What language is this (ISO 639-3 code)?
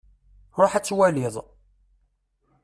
kab